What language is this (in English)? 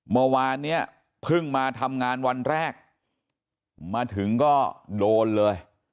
Thai